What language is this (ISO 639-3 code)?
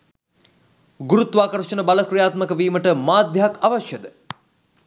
sin